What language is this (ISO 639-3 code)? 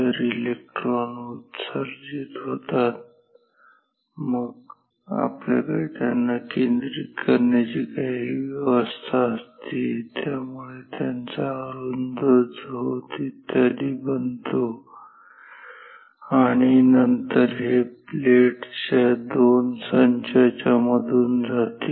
mar